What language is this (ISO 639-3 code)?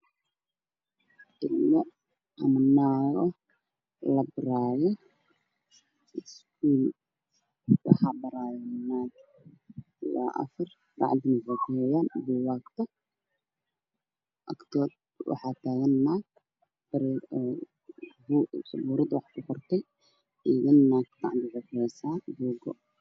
som